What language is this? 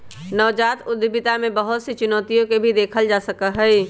Magahi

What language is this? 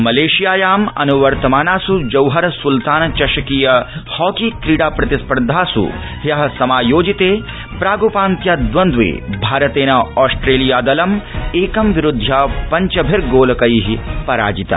Sanskrit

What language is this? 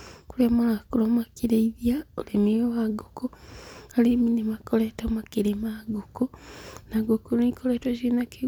Kikuyu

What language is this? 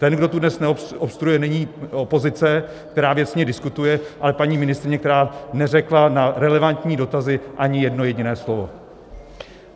Czech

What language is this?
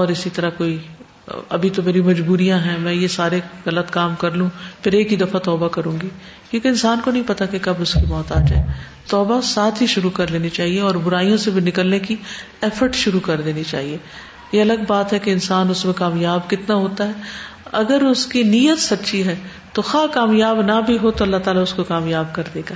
Urdu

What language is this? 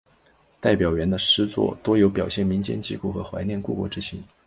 Chinese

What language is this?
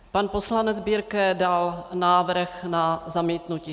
Czech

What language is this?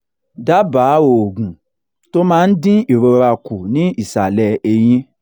Yoruba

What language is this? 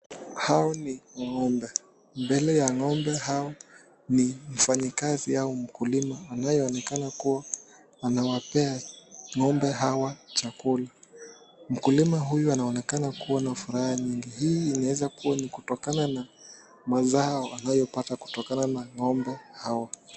Swahili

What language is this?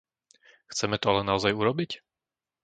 Slovak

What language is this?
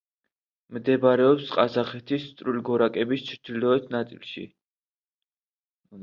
Georgian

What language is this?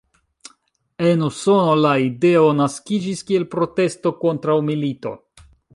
Esperanto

